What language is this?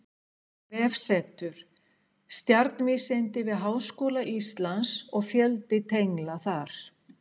Icelandic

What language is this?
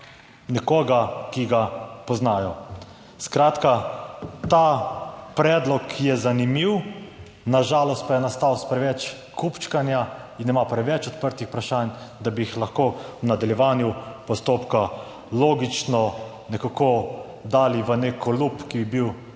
Slovenian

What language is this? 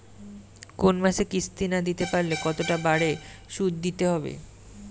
Bangla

